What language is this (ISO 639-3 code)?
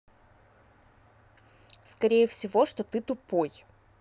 rus